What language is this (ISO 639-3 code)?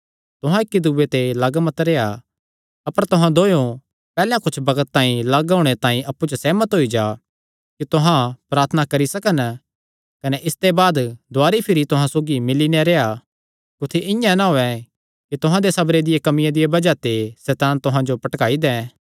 xnr